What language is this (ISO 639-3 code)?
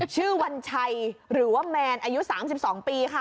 tha